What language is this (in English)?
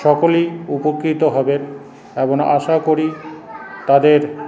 Bangla